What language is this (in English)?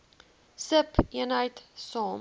Afrikaans